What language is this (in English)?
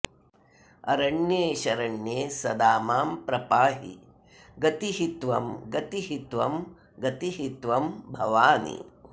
Sanskrit